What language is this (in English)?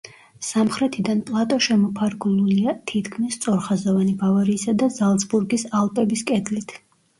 Georgian